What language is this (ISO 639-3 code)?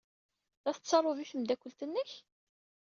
kab